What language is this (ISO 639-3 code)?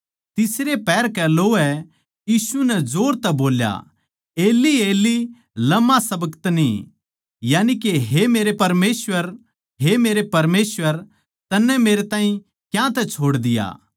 bgc